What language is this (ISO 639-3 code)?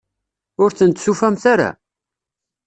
kab